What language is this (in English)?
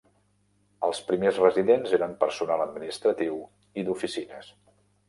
Catalan